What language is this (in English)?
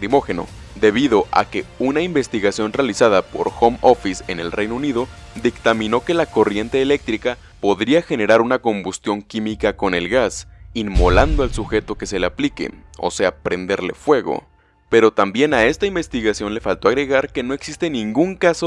Spanish